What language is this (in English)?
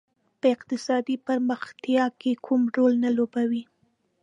Pashto